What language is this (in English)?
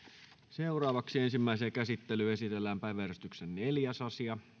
Finnish